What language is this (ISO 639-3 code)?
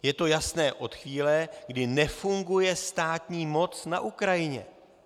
ces